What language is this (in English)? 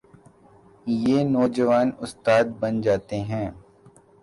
Urdu